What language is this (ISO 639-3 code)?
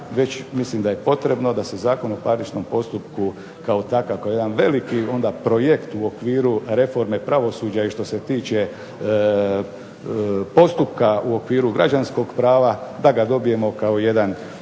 hrv